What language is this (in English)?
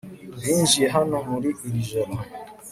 Kinyarwanda